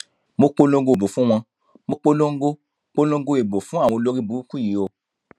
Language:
Yoruba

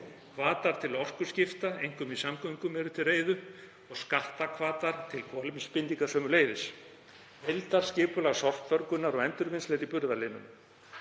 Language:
Icelandic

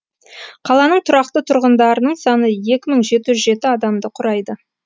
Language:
Kazakh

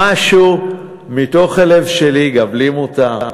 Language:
Hebrew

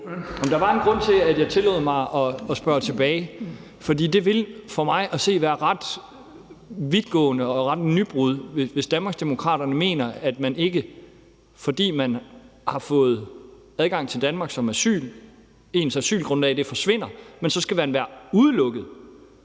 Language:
Danish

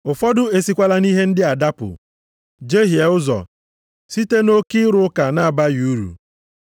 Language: Igbo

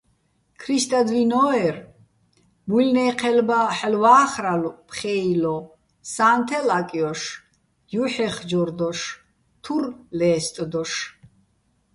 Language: Bats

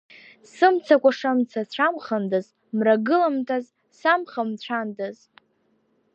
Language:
Abkhazian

